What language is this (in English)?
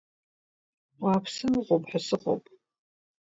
Abkhazian